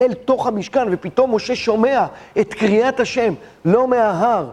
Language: Hebrew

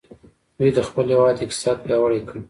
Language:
Pashto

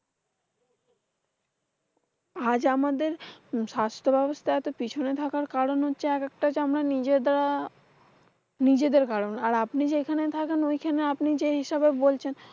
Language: Bangla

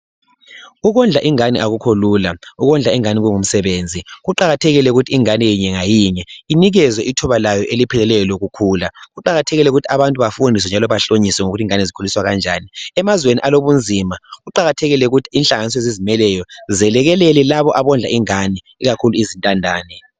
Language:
North Ndebele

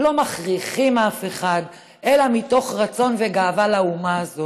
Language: Hebrew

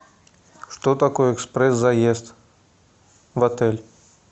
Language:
Russian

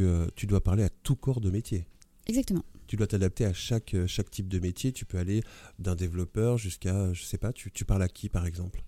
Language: French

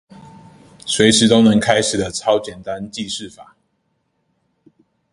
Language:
Chinese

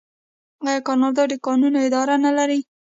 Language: Pashto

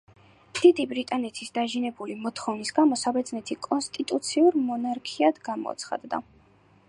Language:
Georgian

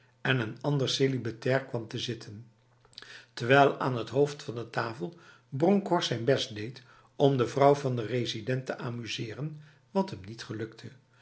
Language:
Dutch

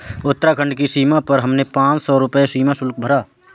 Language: Hindi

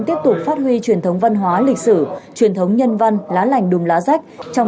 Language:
Vietnamese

